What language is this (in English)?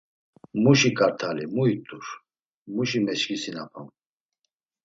Laz